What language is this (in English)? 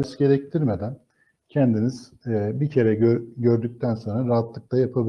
Turkish